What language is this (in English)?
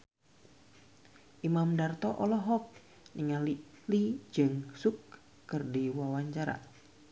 Sundanese